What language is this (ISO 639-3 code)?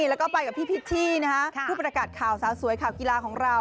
tha